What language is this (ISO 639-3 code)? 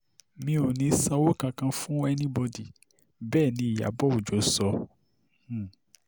yor